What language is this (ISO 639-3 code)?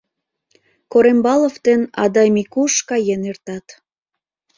chm